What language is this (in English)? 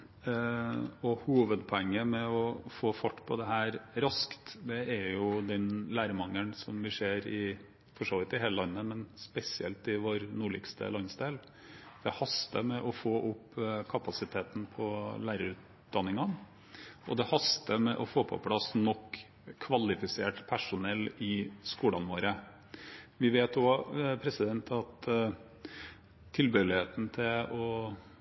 Norwegian Bokmål